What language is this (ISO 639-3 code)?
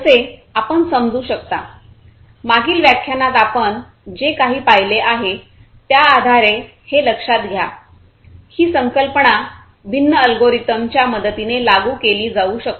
mar